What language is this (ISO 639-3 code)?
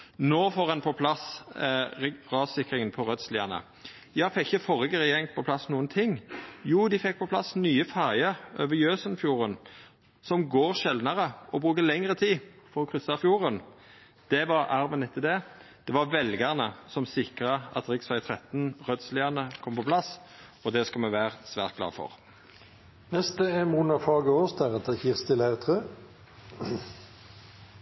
nor